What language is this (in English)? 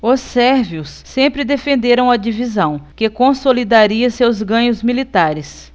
Portuguese